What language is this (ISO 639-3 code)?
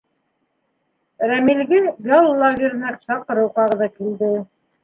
bak